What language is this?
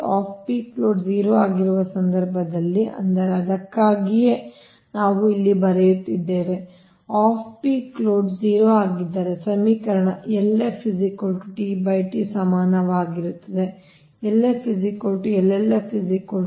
Kannada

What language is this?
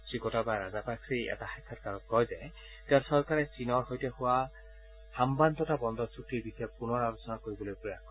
Assamese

